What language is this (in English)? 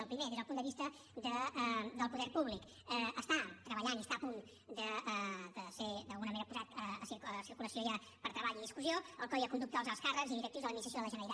Catalan